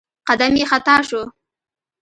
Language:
Pashto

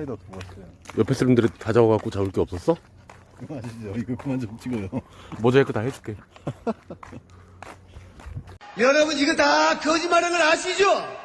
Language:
Korean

